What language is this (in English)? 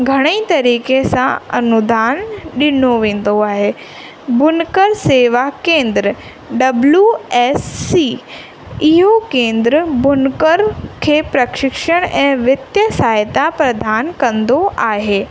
Sindhi